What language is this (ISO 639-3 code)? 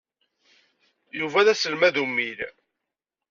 kab